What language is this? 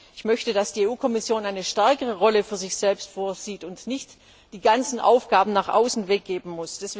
German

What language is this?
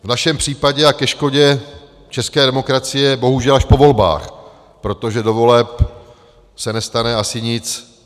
Czech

